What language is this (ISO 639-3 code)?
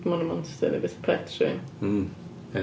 cym